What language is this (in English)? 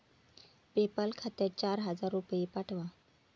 Marathi